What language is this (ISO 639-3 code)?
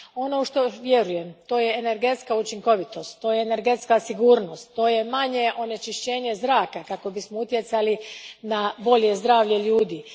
hrv